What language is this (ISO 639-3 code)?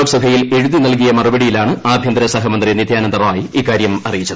mal